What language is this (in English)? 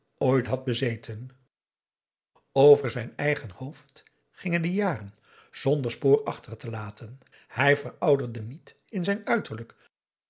Dutch